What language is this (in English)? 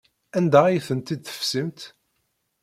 Kabyle